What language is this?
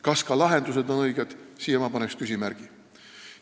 Estonian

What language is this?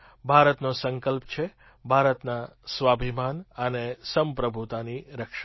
Gujarati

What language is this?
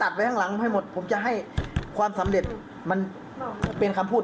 Thai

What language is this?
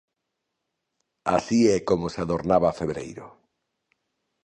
Galician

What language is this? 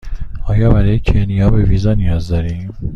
Persian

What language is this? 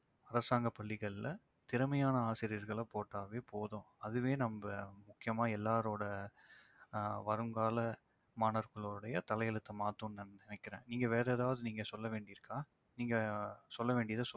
Tamil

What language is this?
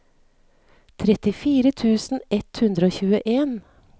Norwegian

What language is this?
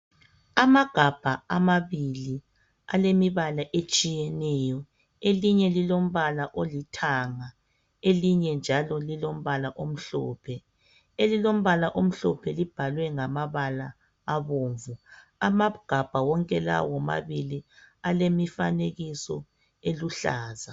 North Ndebele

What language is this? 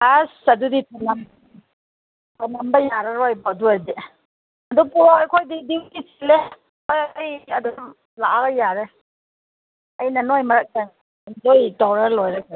Manipuri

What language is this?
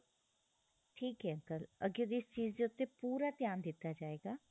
Punjabi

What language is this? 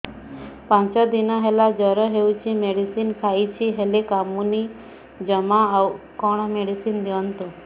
Odia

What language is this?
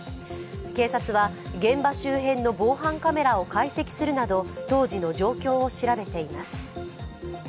Japanese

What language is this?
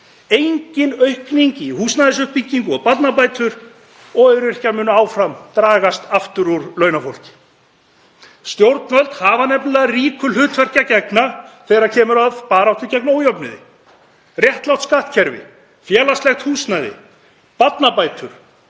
Icelandic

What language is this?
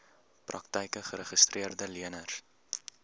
Afrikaans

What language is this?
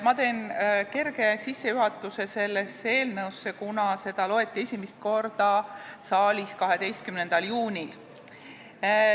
Estonian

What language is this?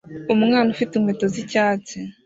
Kinyarwanda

